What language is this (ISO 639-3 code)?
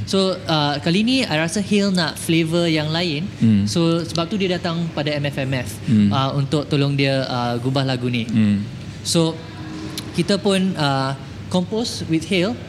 msa